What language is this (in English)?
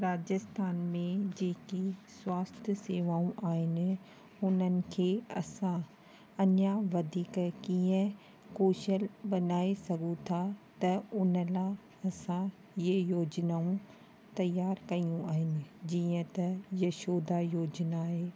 Sindhi